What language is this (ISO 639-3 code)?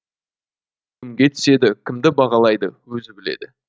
kaz